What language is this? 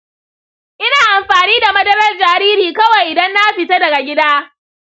Hausa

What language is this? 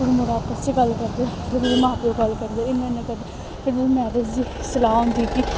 Dogri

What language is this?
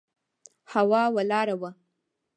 Pashto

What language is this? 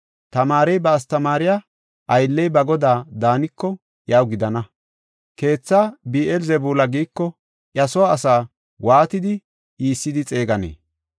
Gofa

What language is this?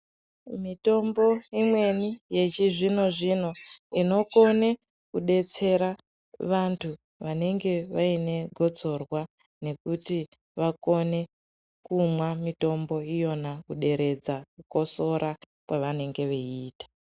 Ndau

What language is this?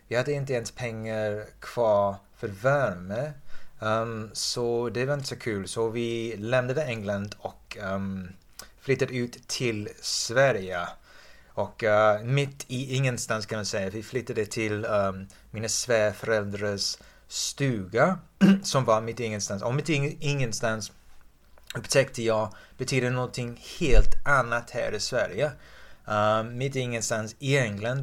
Swedish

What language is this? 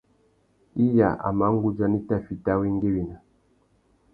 Tuki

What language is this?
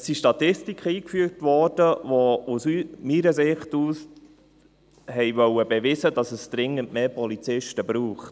Swiss German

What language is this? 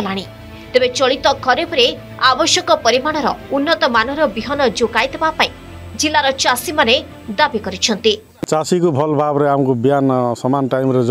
Hindi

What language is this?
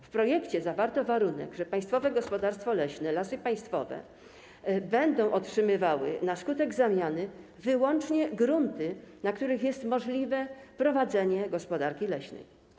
Polish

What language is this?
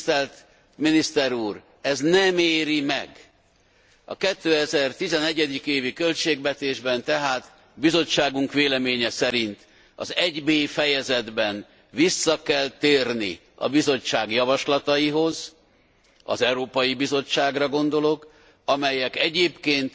Hungarian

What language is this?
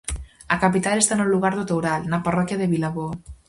Galician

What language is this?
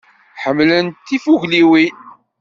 Kabyle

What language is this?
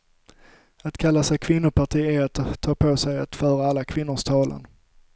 Swedish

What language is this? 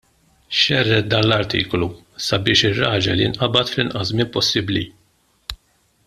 Maltese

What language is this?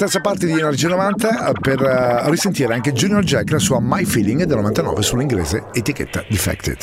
Italian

